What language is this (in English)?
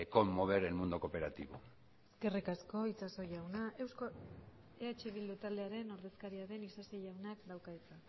Basque